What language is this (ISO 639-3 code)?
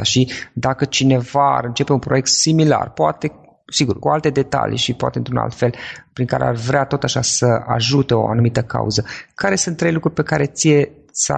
ron